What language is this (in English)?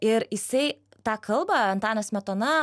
Lithuanian